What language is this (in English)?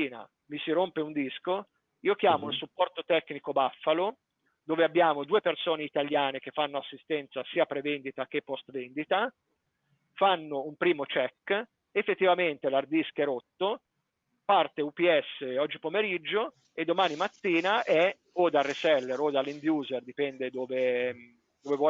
Italian